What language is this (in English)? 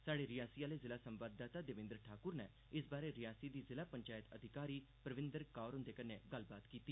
Dogri